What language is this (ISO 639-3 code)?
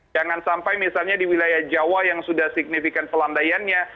ind